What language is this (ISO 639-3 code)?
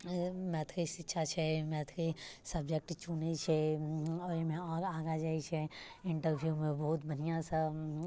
mai